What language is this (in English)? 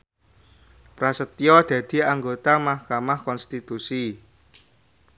Javanese